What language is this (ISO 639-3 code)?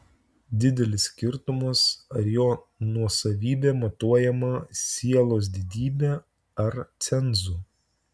lit